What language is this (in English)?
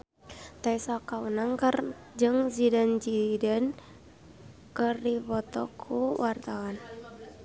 Sundanese